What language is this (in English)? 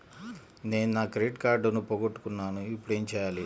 Telugu